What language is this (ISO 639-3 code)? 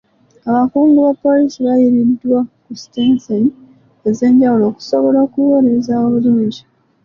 lug